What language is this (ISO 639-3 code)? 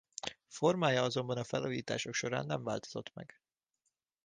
hun